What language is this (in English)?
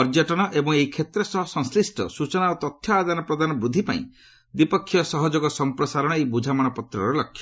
Odia